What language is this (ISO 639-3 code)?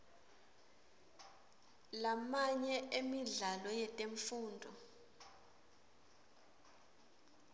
ssw